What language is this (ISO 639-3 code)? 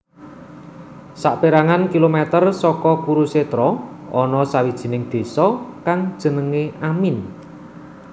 jav